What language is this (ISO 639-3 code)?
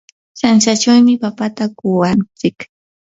qur